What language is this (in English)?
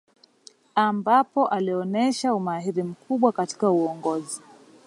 Swahili